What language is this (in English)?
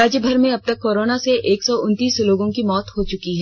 Hindi